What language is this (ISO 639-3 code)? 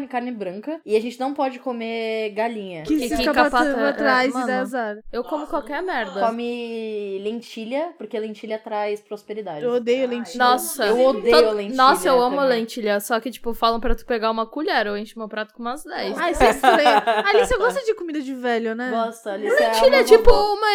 por